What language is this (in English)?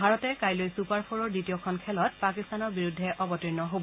Assamese